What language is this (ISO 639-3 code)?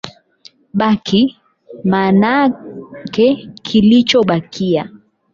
swa